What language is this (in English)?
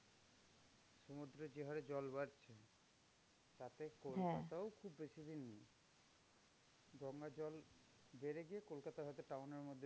Bangla